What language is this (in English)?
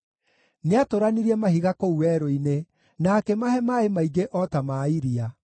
Kikuyu